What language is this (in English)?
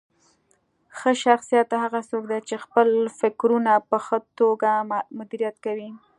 Pashto